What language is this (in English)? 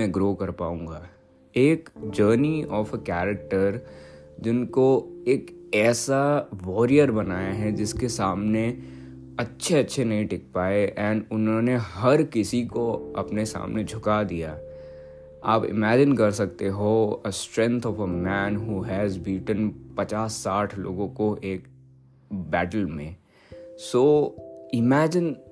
Hindi